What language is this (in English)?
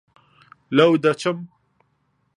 Central Kurdish